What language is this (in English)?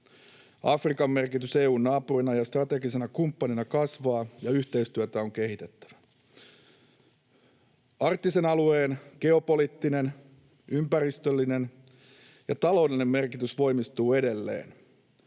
Finnish